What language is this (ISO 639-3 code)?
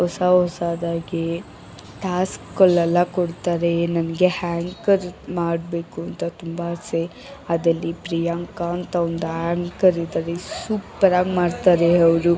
kan